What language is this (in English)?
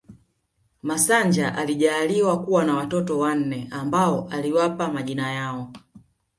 Swahili